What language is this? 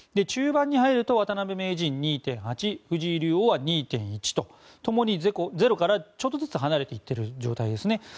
Japanese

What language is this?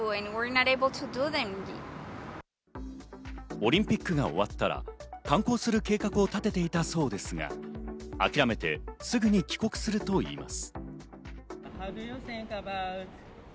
Japanese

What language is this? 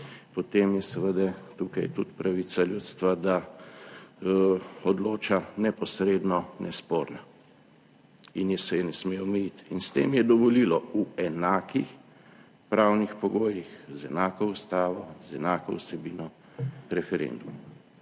Slovenian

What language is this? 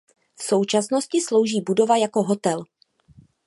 Czech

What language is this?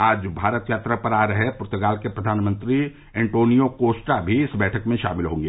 Hindi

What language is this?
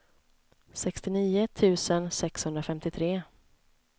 Swedish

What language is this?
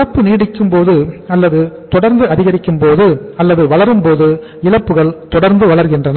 Tamil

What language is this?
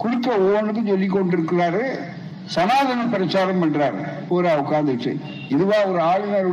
Tamil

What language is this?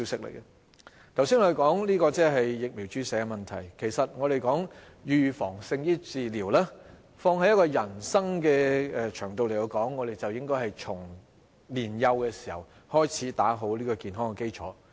Cantonese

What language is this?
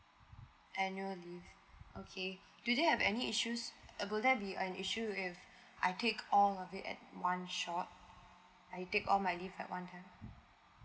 English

